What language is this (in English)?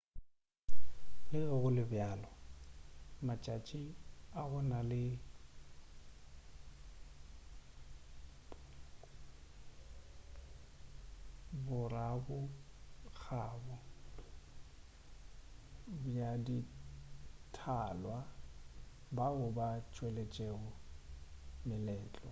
Northern Sotho